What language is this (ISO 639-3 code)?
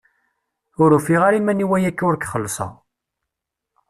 kab